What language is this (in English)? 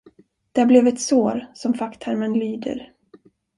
Swedish